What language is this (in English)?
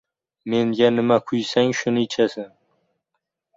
Uzbek